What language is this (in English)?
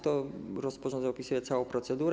Polish